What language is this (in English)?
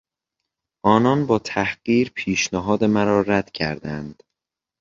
Persian